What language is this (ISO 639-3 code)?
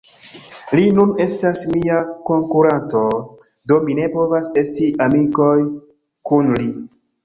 epo